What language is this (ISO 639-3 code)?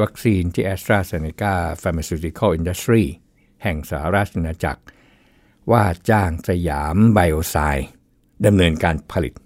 tha